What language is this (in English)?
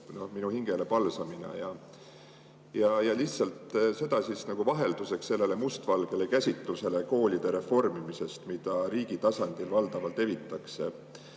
Estonian